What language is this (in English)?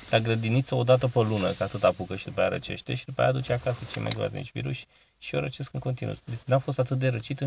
Romanian